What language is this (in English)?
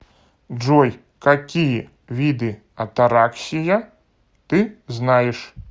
Russian